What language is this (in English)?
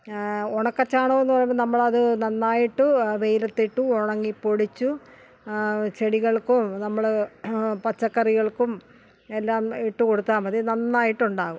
Malayalam